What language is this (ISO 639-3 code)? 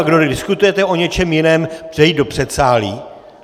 ces